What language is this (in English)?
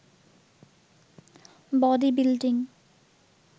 Bangla